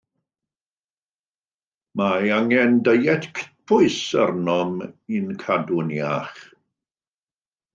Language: Welsh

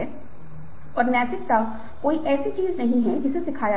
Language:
Hindi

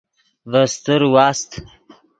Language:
Yidgha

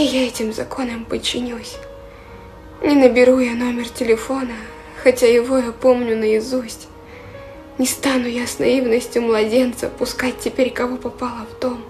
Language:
Russian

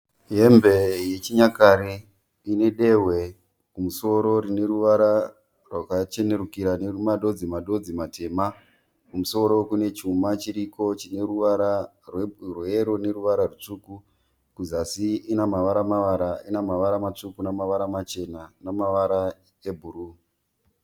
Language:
Shona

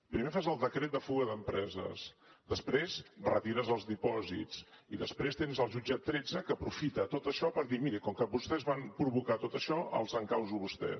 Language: Catalan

